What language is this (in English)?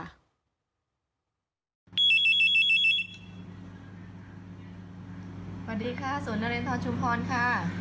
Thai